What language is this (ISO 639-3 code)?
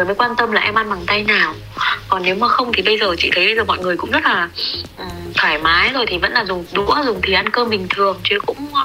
vie